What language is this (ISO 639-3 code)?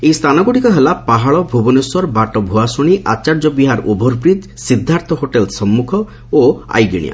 ori